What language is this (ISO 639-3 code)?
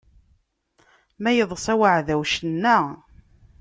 kab